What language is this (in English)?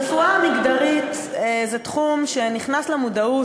Hebrew